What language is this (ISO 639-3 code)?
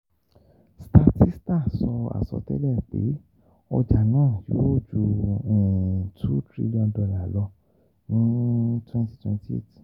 yor